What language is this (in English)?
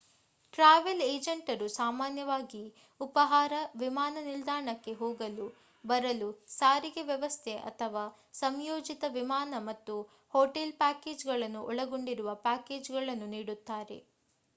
Kannada